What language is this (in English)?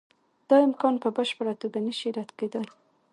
Pashto